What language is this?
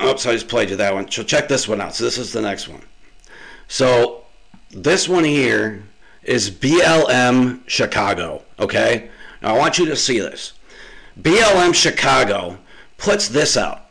English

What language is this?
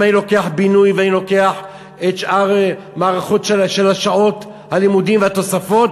Hebrew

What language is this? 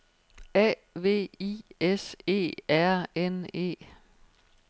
Danish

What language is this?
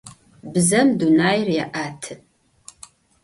Adyghe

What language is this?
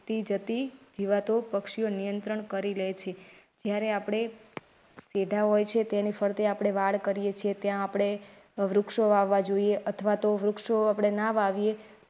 Gujarati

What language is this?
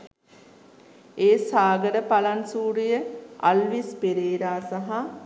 Sinhala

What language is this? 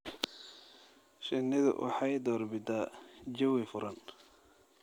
Somali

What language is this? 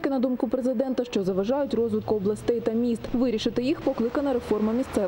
Ukrainian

